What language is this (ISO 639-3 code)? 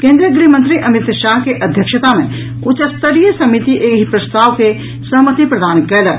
mai